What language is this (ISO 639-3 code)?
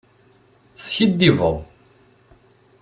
kab